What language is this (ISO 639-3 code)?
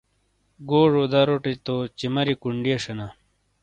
scl